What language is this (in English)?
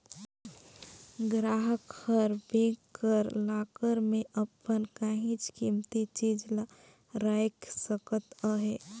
Chhattisgarhi